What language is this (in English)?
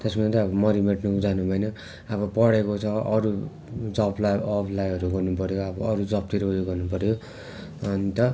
Nepali